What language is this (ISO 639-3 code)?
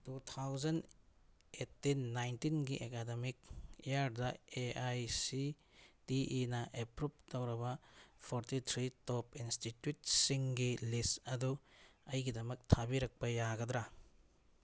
mni